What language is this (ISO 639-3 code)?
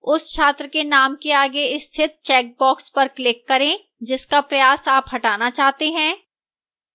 hin